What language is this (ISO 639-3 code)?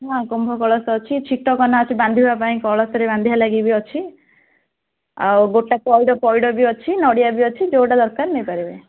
ori